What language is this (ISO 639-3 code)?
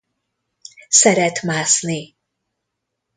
hun